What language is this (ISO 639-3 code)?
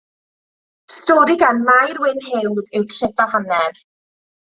cym